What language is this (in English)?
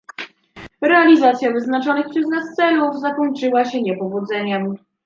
Polish